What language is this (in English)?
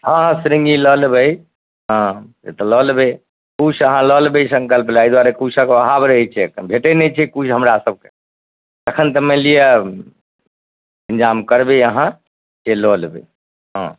Maithili